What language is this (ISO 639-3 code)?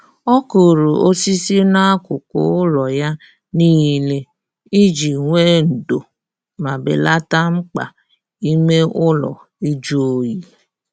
ibo